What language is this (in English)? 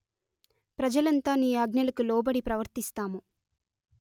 Telugu